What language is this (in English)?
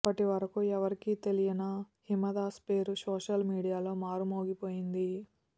Telugu